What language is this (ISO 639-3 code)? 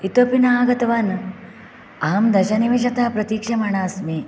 san